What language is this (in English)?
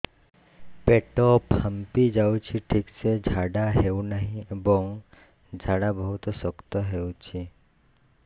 Odia